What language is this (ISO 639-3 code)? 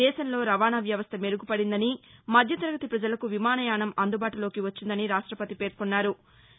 tel